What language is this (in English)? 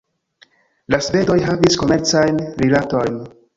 Esperanto